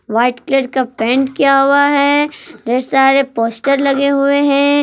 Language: Hindi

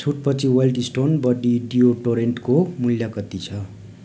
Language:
Nepali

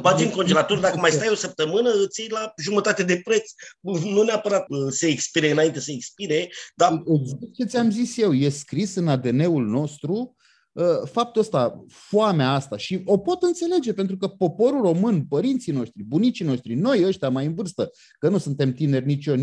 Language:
Romanian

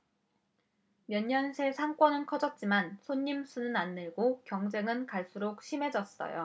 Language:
Korean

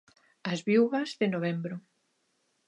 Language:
Galician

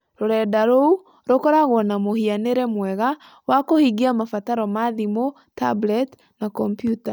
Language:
Kikuyu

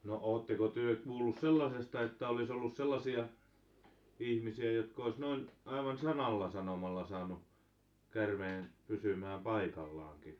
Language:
Finnish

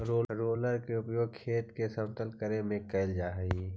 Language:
Magahi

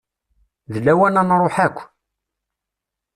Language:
Kabyle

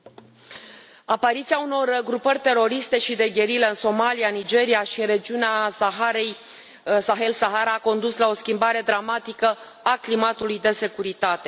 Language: Romanian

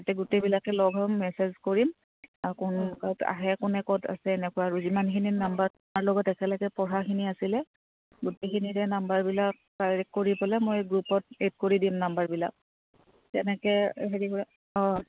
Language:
Assamese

